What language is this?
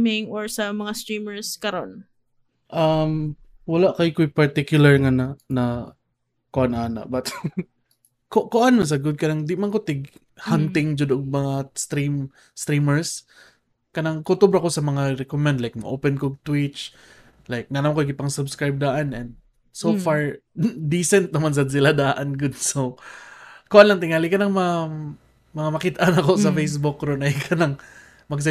Filipino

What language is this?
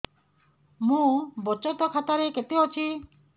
Odia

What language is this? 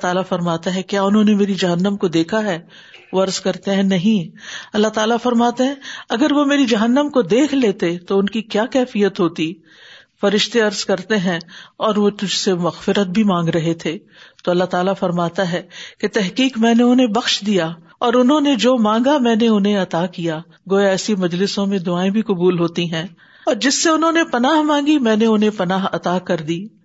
Urdu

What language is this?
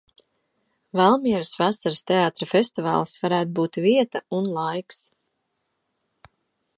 Latvian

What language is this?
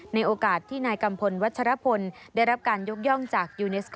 Thai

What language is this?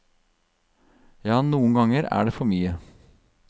Norwegian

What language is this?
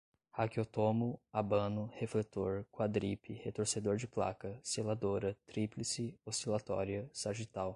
Portuguese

